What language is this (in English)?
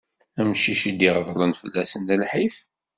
Kabyle